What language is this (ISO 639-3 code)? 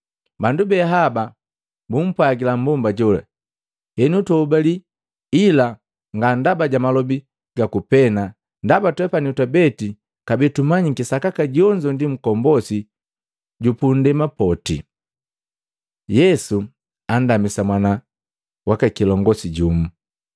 mgv